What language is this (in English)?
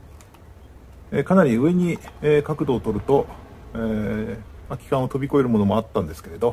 Japanese